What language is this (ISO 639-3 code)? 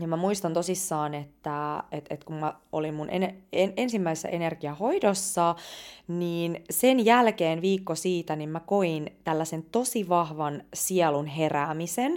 fin